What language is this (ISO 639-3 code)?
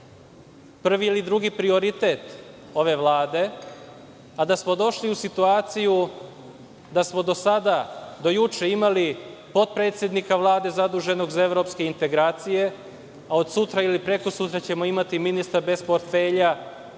srp